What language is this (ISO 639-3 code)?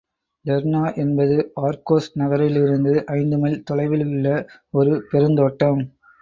tam